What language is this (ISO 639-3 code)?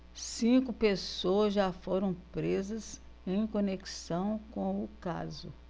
por